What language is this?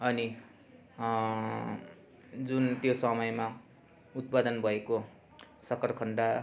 Nepali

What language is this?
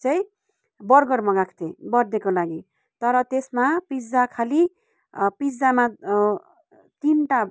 Nepali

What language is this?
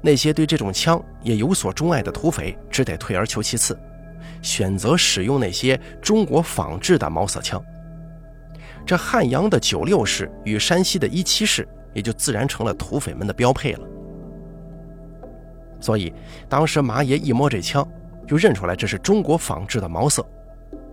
Chinese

